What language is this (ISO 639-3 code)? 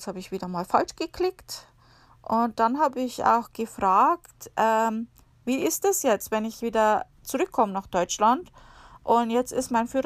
deu